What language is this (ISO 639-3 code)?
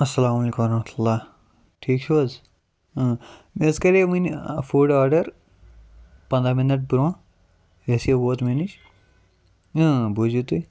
kas